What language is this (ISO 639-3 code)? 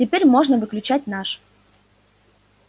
rus